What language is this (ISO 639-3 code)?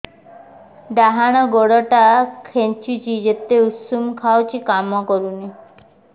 ori